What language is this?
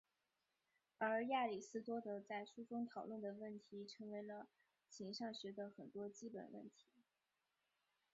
Chinese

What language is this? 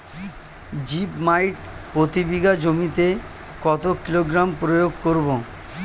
Bangla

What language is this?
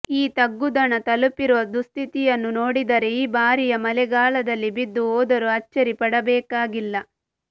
Kannada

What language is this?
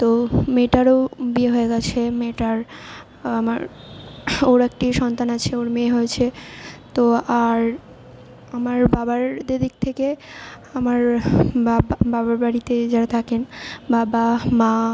Bangla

